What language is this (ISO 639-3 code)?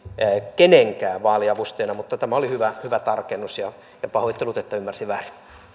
fin